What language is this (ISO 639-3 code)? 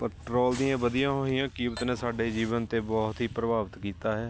pan